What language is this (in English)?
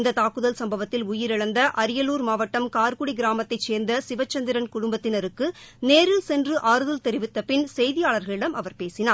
Tamil